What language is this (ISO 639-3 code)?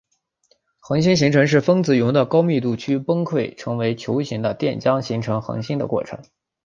zho